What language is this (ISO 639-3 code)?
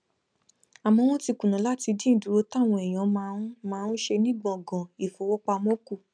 yor